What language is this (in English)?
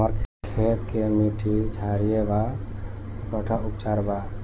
Bhojpuri